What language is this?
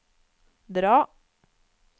Norwegian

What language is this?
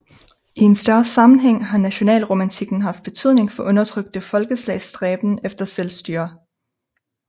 Danish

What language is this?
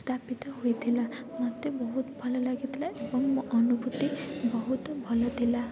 Odia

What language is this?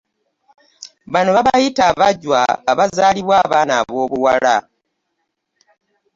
Ganda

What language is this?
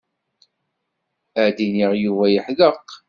Kabyle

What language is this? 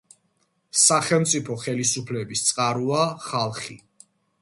Georgian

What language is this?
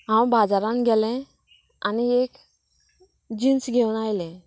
Konkani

